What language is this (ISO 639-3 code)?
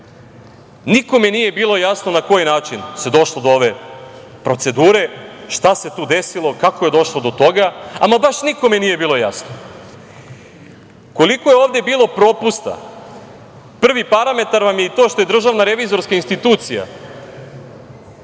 srp